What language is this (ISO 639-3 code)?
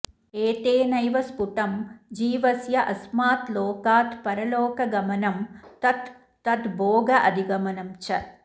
san